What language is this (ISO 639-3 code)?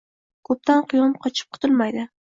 uzb